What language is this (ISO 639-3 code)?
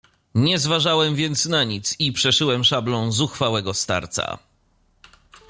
pol